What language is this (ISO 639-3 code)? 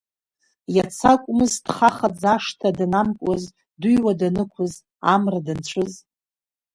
abk